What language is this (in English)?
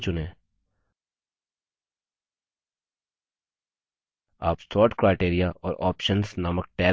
Hindi